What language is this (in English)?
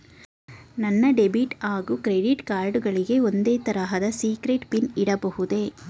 Kannada